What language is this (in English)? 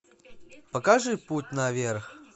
Russian